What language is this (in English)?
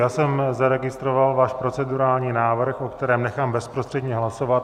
Czech